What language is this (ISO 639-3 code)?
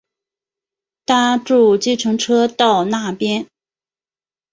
zho